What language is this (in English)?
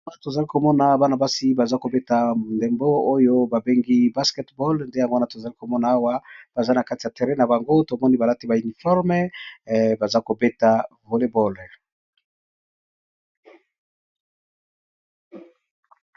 Lingala